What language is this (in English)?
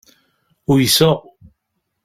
Kabyle